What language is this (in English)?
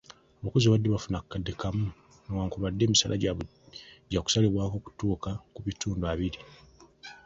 Ganda